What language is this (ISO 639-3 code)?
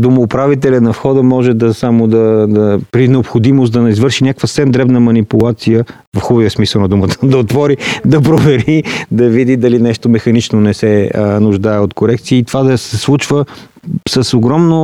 bul